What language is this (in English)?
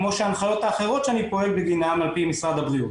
Hebrew